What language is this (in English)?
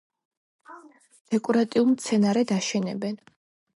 Georgian